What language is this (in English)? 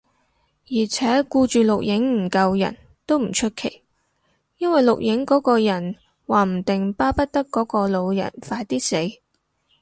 Cantonese